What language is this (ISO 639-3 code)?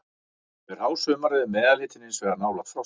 isl